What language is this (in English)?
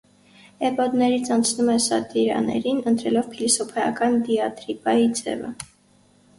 Armenian